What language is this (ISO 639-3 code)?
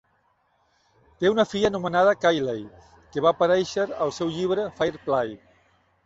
cat